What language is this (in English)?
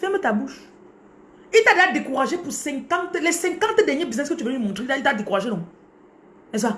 French